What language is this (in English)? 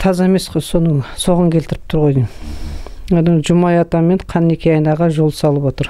Dutch